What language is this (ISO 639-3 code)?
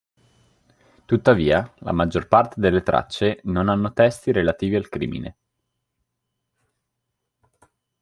ita